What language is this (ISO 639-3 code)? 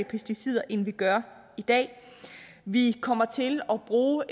dan